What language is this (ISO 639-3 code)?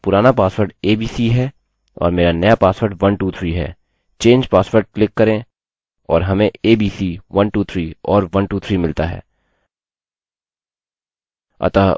hin